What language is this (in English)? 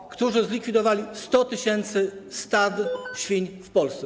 Polish